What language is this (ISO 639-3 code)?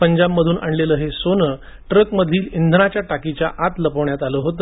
mar